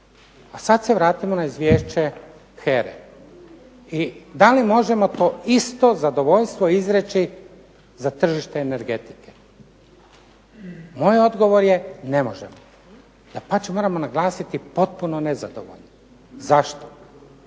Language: Croatian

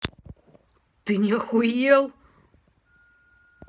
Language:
Russian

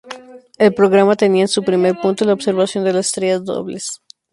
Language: Spanish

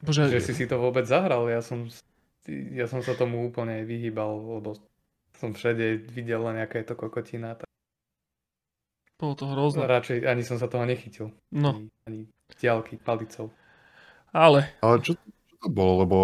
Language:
Slovak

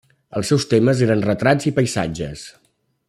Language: Catalan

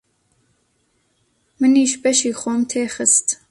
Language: Central Kurdish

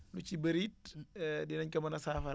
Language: Wolof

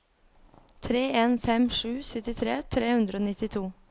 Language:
Norwegian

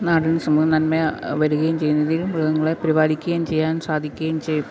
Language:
Malayalam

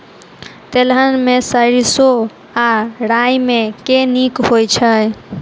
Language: Maithili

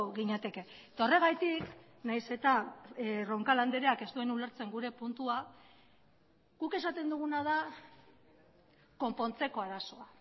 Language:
Basque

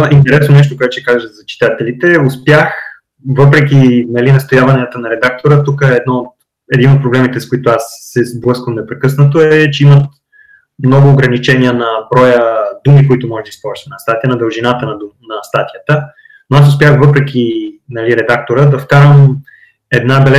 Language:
Bulgarian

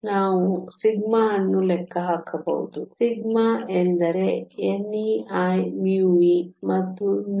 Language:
Kannada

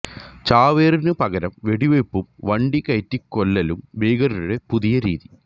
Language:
Malayalam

